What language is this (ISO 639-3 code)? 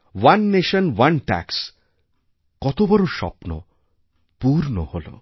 ben